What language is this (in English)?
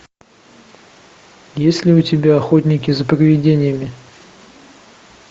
Russian